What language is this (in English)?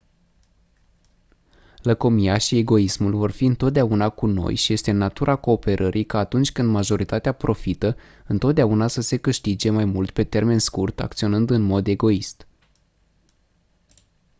Romanian